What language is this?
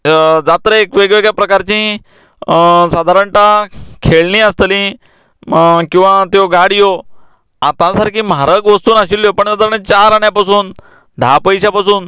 Konkani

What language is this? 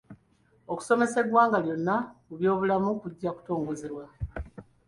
Ganda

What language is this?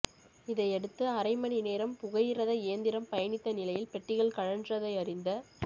Tamil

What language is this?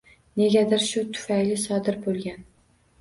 Uzbek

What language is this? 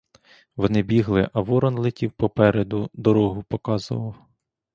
Ukrainian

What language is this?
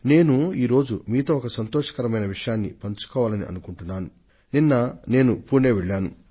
Telugu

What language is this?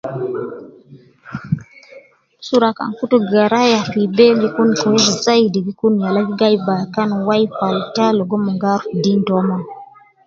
Nubi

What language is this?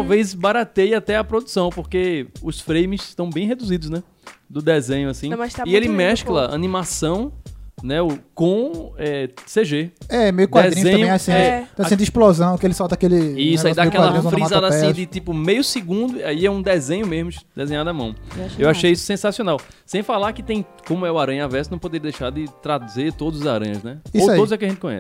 Portuguese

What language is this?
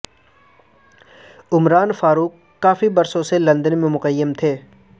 Urdu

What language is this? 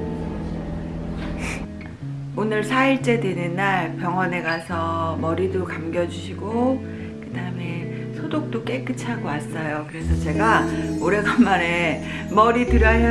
Korean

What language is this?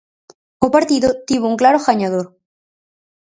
Galician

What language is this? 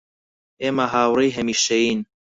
Central Kurdish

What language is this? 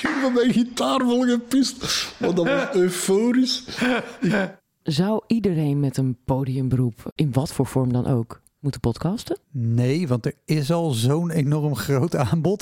Dutch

